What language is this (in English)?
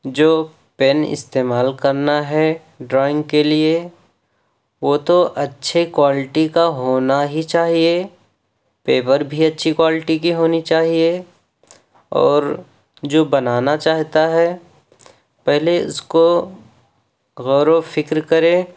Urdu